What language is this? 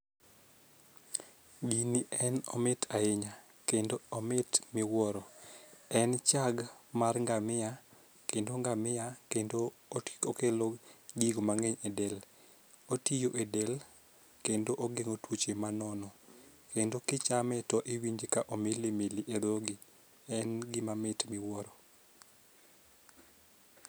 Luo (Kenya and Tanzania)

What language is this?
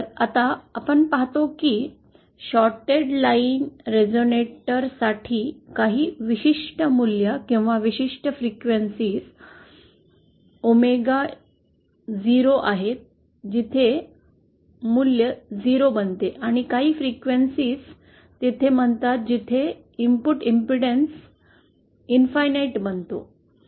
Marathi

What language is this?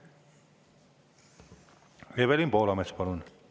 Estonian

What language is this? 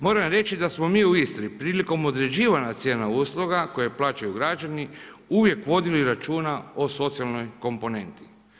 Croatian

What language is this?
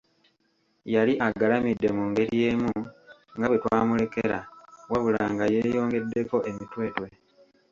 Ganda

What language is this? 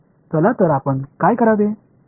Marathi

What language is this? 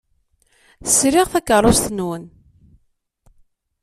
Kabyle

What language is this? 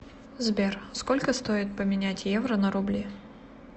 Russian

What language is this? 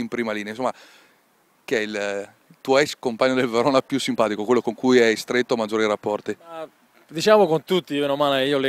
Italian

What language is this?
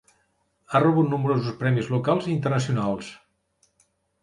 Catalan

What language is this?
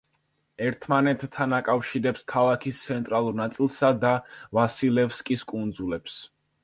Georgian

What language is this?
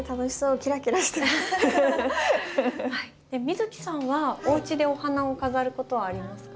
Japanese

